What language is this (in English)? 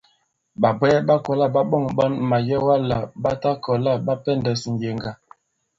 Bankon